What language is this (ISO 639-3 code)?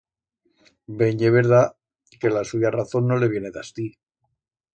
arg